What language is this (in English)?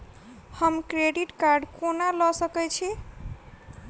Maithili